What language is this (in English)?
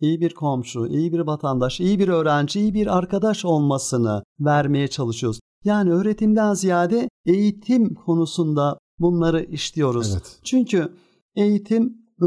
Turkish